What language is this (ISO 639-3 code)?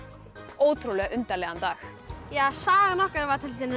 isl